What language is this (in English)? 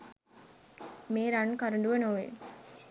Sinhala